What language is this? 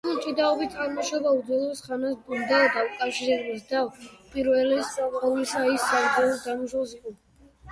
Georgian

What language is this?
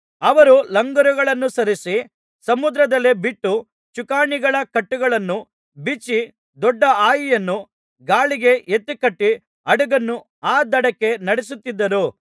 Kannada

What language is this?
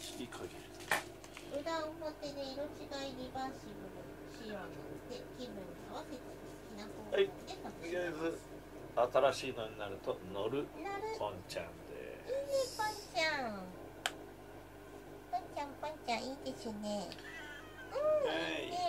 Japanese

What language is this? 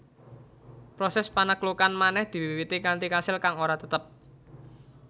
Javanese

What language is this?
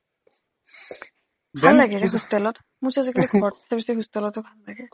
Assamese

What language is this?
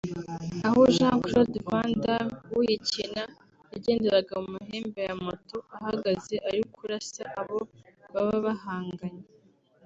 Kinyarwanda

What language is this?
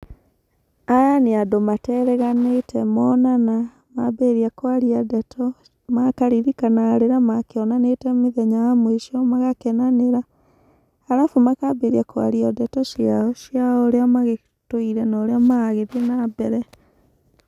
Kikuyu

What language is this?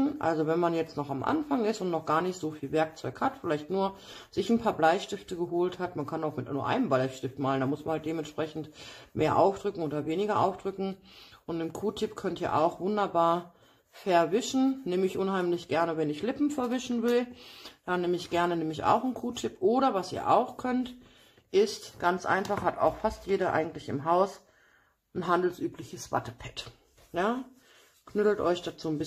German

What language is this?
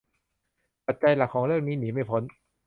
Thai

